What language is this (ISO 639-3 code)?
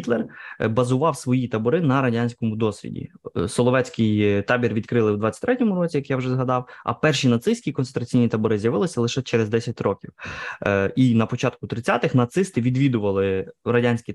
ukr